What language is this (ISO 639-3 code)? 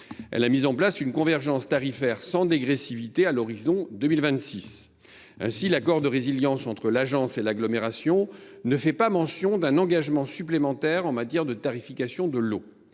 fra